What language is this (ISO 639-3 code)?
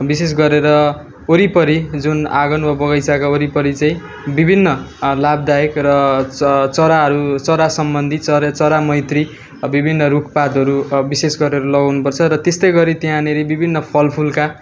nep